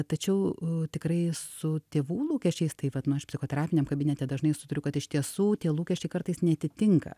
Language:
Lithuanian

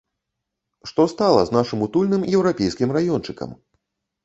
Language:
Belarusian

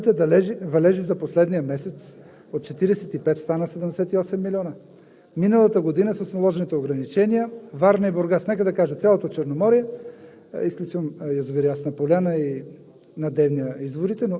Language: Bulgarian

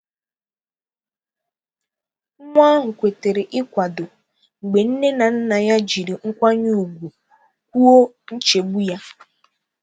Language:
Igbo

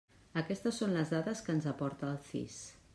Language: Catalan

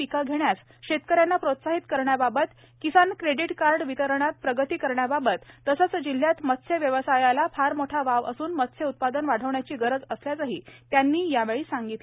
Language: Marathi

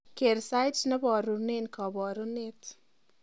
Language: Kalenjin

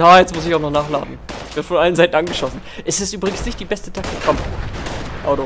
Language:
German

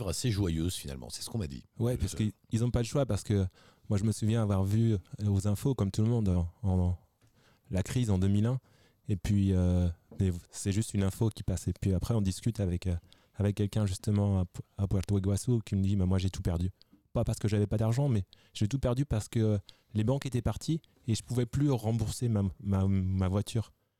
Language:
French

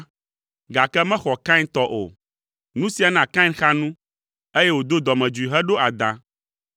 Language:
Ewe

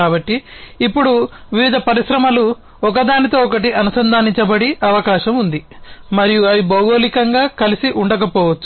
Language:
Telugu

